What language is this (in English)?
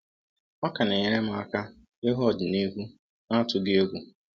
Igbo